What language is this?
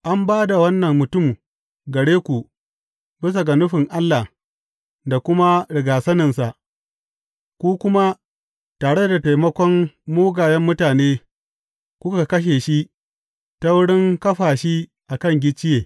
Hausa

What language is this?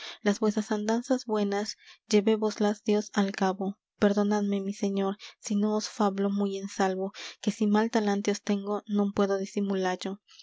Spanish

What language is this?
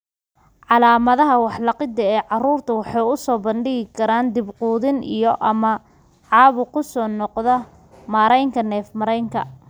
Somali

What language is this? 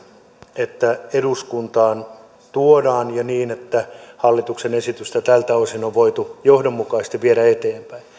Finnish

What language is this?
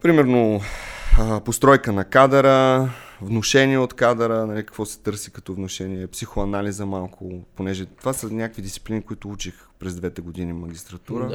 Bulgarian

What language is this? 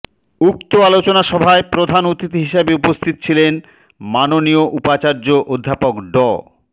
Bangla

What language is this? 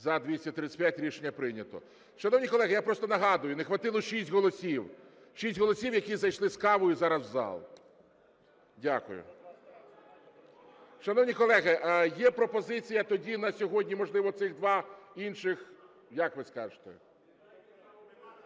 Ukrainian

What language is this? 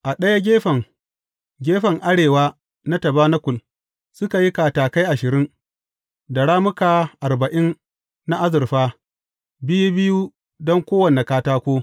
Hausa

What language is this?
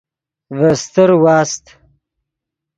Yidgha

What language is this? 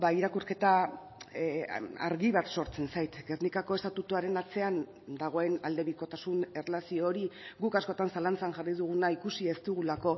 Basque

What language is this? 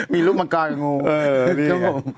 Thai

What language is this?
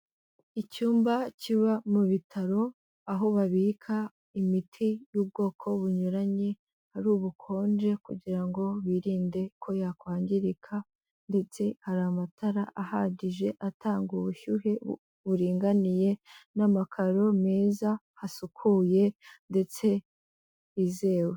Kinyarwanda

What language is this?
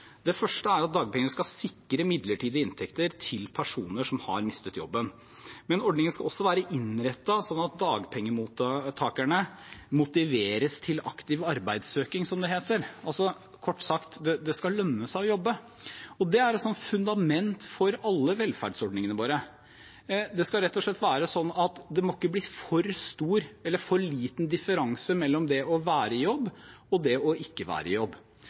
Norwegian Bokmål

